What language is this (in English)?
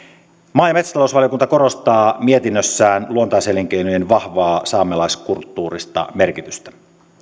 Finnish